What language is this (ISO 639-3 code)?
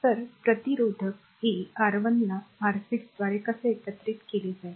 mar